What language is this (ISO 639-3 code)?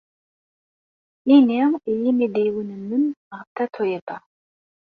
kab